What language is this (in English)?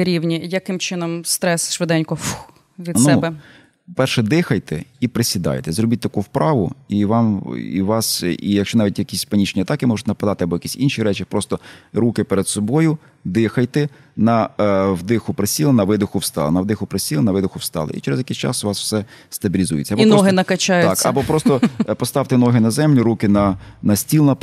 Ukrainian